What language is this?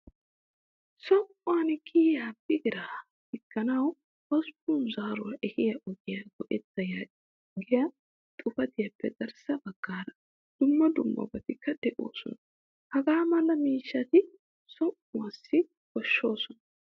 Wolaytta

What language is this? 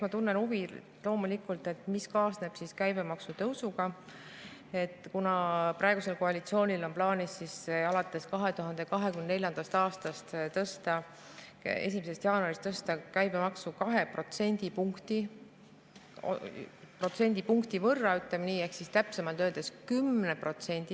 Estonian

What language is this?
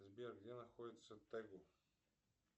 Russian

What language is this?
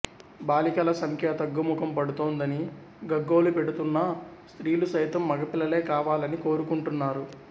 Telugu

